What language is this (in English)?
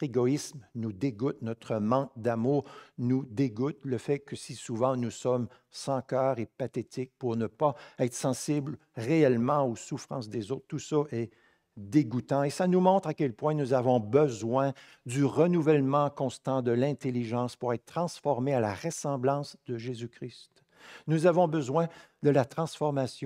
French